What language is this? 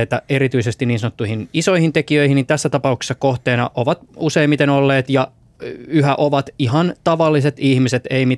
Finnish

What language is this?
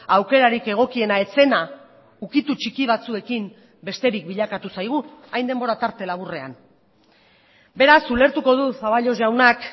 Basque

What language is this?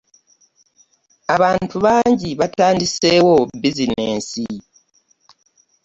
Ganda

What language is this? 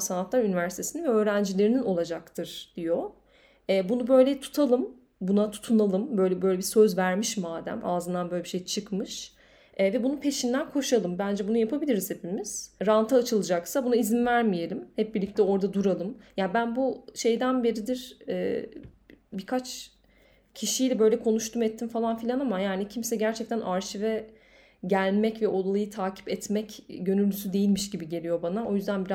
Turkish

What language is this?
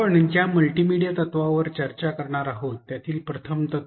Marathi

